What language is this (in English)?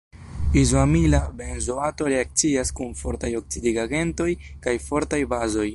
Esperanto